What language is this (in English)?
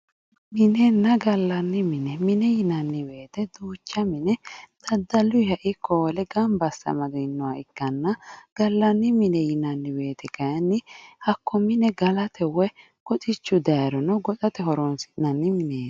Sidamo